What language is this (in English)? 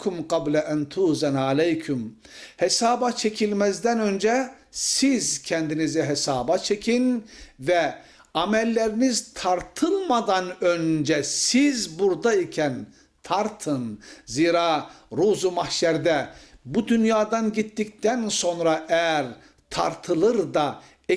Turkish